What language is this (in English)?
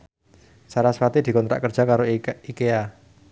Javanese